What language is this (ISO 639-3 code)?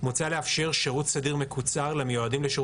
heb